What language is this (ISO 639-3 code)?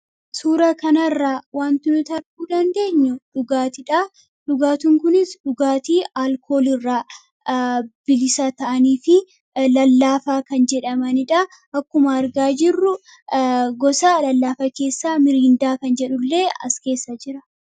orm